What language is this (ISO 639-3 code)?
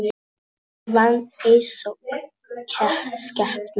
isl